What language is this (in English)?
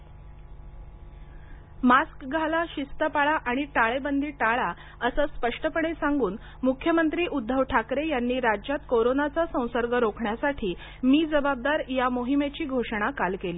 Marathi